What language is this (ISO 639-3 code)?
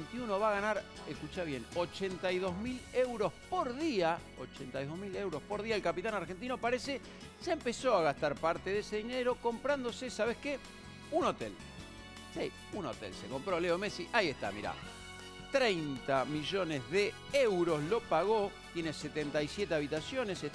spa